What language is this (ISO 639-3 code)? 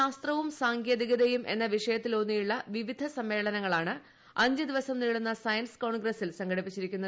mal